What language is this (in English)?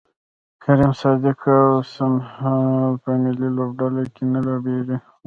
Pashto